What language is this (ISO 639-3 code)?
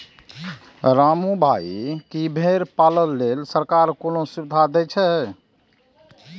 mai